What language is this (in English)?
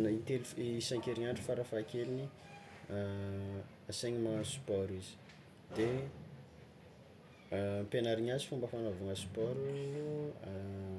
Tsimihety Malagasy